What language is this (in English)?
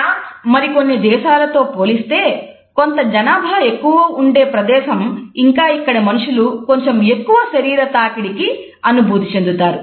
Telugu